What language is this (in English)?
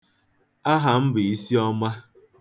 Igbo